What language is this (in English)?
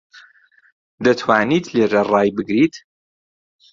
Central Kurdish